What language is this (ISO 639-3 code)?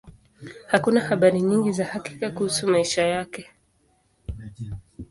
swa